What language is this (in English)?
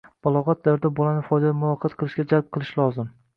Uzbek